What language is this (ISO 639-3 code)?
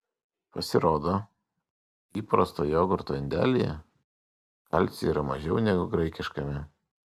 lit